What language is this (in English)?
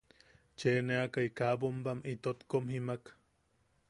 Yaqui